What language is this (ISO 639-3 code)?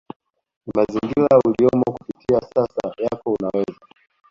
swa